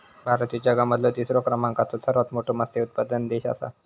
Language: Marathi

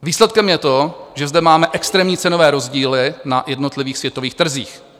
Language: Czech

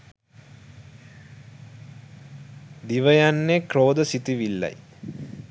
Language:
Sinhala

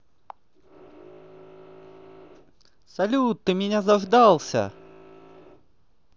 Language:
Russian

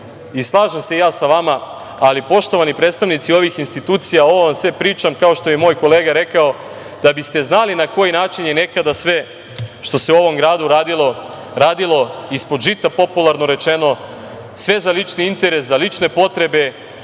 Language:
Serbian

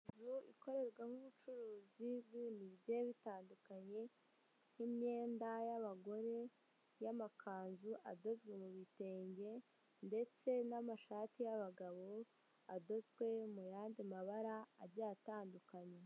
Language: Kinyarwanda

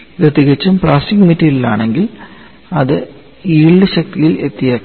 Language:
Malayalam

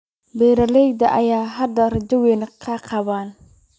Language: Somali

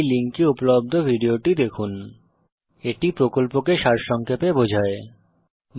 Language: Bangla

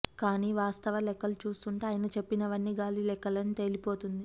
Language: Telugu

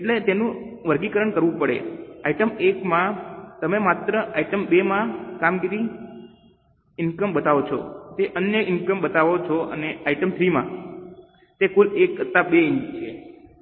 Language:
Gujarati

